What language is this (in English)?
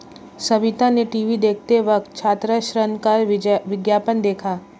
Hindi